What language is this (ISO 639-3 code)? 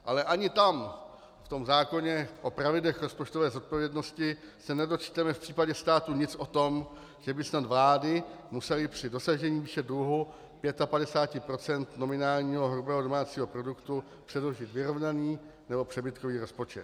ces